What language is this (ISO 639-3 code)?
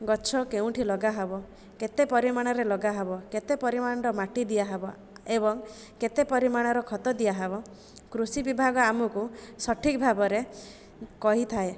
ori